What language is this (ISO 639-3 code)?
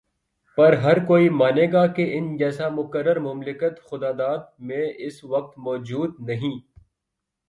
urd